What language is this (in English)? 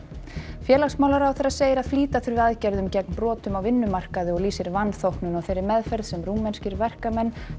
Icelandic